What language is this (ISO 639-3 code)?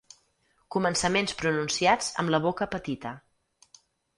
cat